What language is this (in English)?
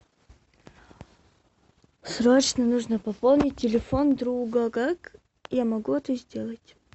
Russian